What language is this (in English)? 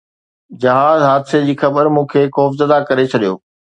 Sindhi